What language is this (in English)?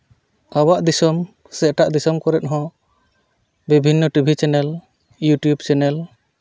Santali